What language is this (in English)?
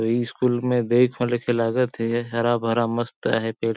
Sadri